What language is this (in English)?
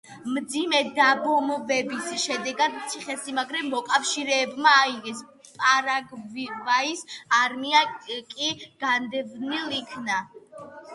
Georgian